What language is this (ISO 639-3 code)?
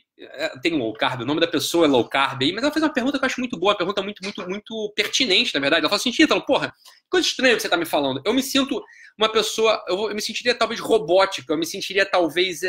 por